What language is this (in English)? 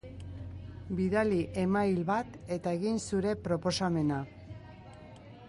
Basque